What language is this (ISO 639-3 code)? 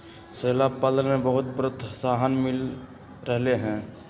mag